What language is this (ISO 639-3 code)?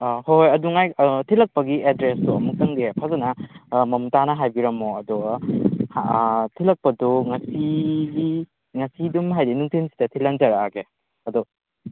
mni